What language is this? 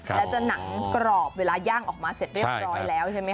Thai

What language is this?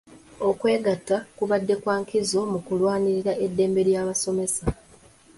Ganda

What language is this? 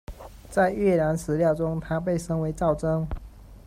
Chinese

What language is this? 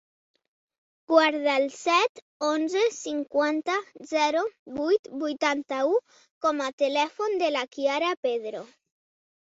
Catalan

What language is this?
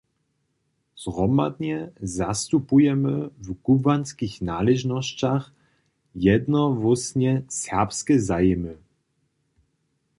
Upper Sorbian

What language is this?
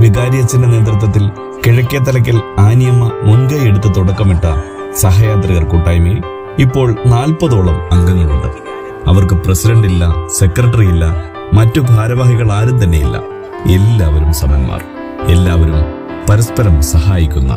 Malayalam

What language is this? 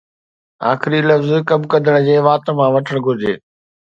Sindhi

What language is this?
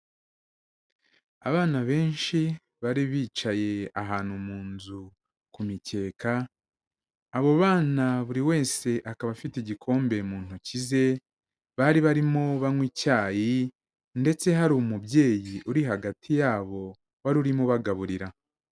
Kinyarwanda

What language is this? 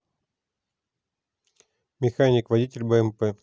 Russian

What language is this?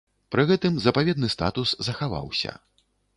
Belarusian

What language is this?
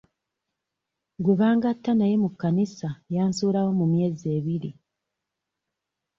Ganda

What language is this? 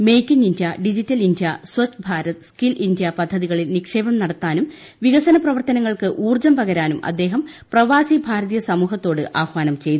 Malayalam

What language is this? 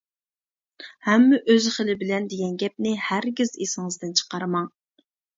Uyghur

